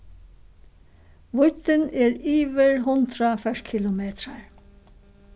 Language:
Faroese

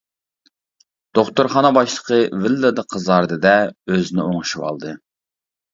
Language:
Uyghur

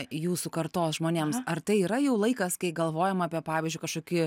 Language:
Lithuanian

